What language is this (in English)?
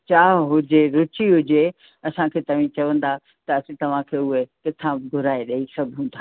Sindhi